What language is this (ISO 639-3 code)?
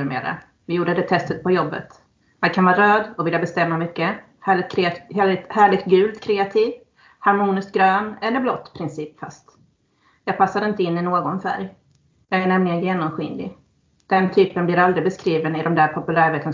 swe